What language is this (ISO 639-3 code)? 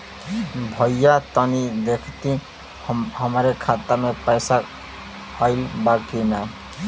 bho